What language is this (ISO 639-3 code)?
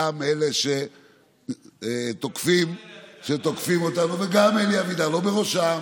heb